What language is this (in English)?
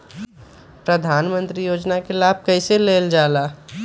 Magahi